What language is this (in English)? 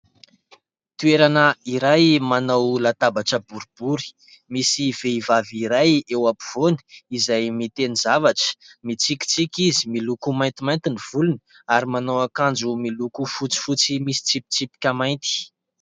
Malagasy